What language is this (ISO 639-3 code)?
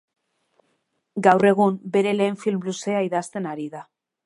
eus